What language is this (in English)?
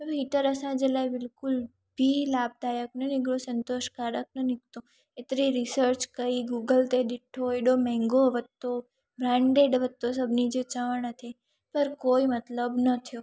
Sindhi